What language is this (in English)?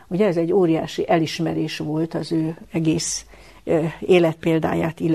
Hungarian